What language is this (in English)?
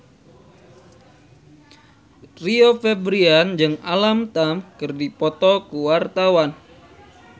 Sundanese